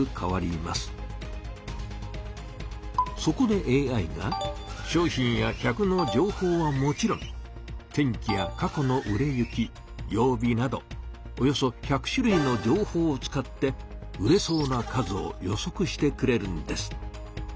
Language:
Japanese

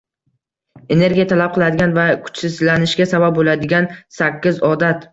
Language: Uzbek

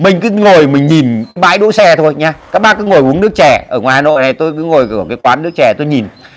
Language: Vietnamese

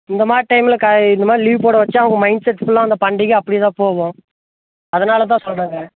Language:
Tamil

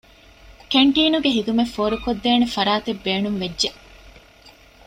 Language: Divehi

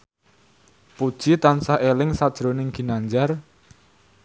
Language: Javanese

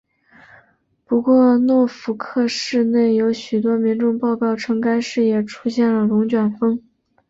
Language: Chinese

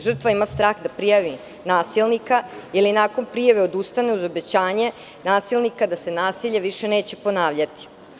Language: Serbian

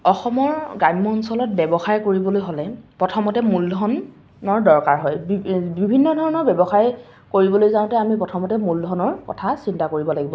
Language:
Assamese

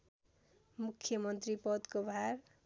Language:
Nepali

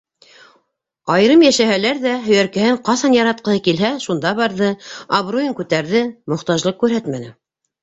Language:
Bashkir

